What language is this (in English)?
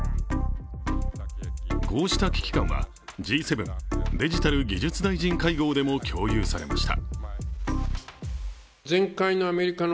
Japanese